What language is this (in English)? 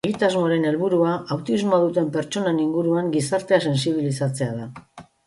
Basque